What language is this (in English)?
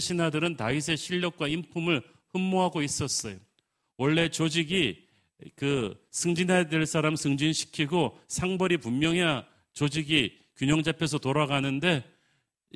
Korean